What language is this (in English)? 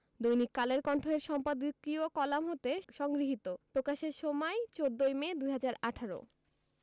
Bangla